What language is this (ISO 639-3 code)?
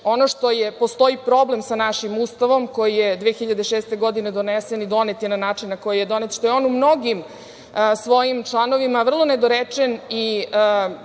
srp